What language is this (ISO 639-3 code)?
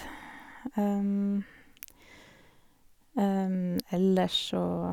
nor